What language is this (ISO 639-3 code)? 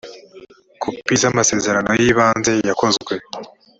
kin